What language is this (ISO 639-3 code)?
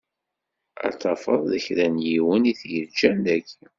kab